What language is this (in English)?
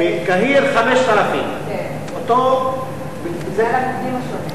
Hebrew